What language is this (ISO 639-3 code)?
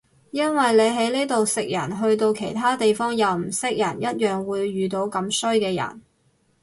yue